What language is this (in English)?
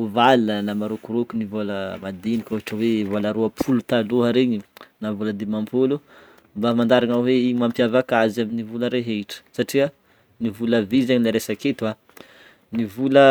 Northern Betsimisaraka Malagasy